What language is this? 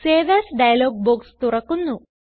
Malayalam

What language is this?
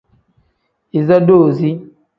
Tem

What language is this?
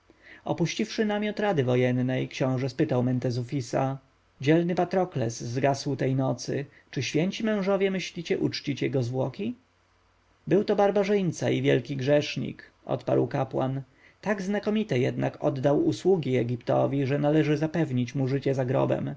Polish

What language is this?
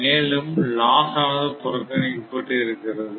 Tamil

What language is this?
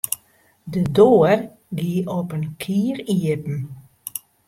Western Frisian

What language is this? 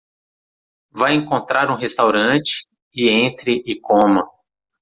Portuguese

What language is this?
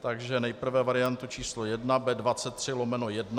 Czech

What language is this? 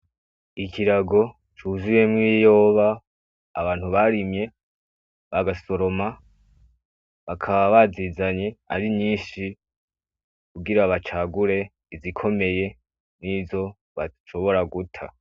Rundi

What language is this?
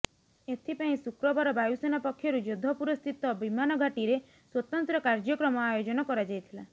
Odia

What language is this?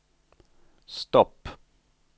Swedish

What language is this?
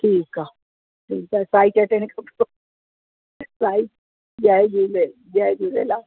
Sindhi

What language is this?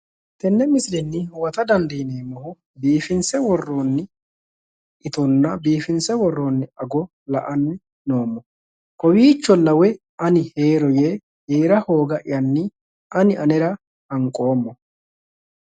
Sidamo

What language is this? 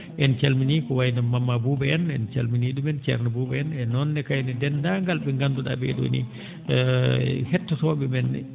Fula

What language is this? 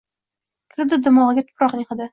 Uzbek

